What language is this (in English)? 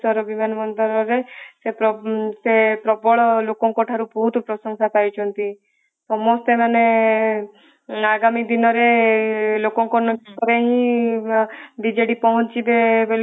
Odia